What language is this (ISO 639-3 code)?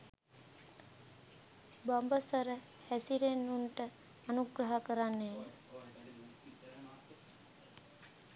sin